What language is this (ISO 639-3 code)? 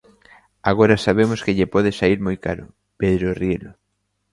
glg